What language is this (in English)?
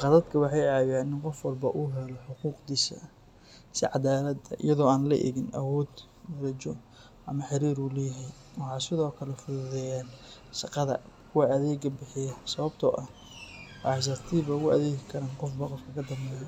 Somali